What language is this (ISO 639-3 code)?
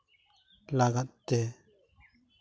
sat